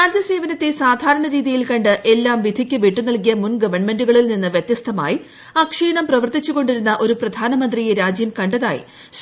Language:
Malayalam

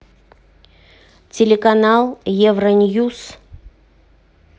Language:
Russian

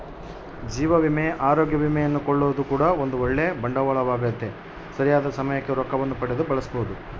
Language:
Kannada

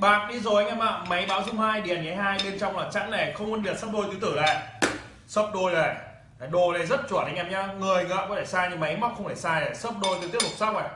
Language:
Vietnamese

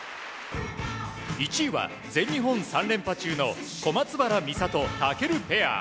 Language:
Japanese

